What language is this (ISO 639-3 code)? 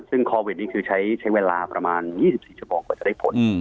tha